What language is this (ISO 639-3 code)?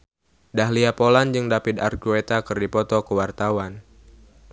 sun